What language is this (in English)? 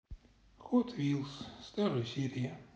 Russian